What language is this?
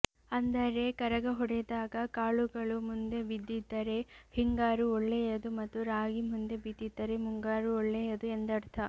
Kannada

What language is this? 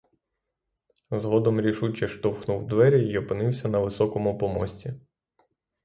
Ukrainian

